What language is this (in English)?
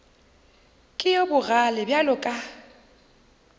Northern Sotho